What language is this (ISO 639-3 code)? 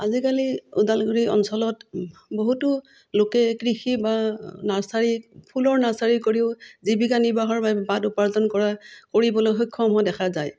asm